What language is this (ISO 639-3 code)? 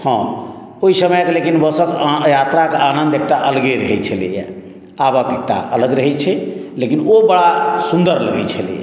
mai